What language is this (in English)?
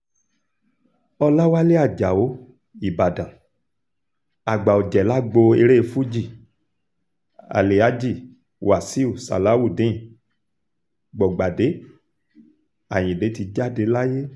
Yoruba